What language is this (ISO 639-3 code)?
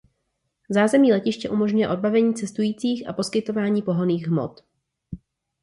ces